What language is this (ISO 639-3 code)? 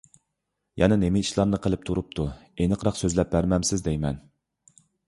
uig